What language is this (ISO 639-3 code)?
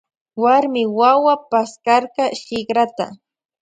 qvj